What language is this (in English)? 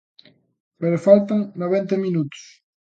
Galician